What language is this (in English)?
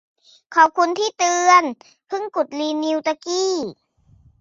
Thai